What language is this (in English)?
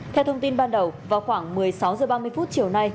Vietnamese